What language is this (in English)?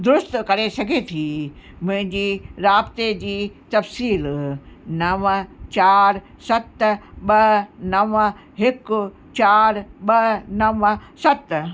Sindhi